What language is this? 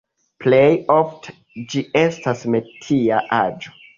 Esperanto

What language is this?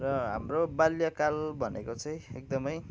Nepali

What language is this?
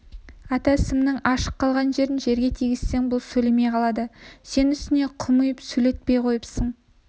Kazakh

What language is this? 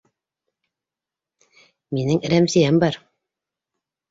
Bashkir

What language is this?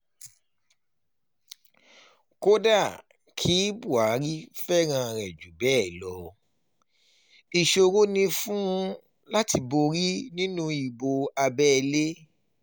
Yoruba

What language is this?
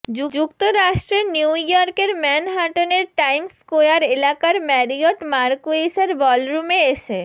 Bangla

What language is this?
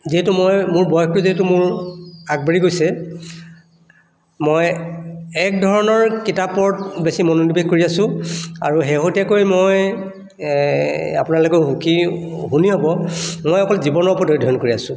Assamese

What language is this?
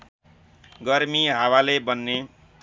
Nepali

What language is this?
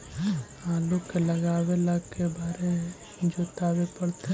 Magahi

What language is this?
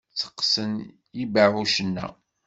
Kabyle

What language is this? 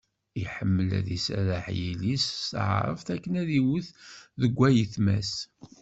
Kabyle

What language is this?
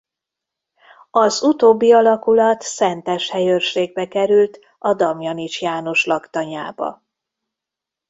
Hungarian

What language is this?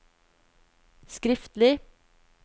Norwegian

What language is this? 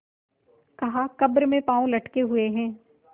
Hindi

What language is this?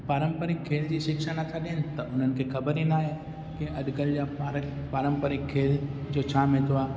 Sindhi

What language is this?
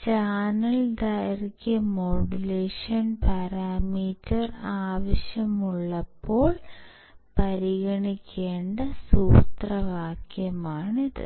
Malayalam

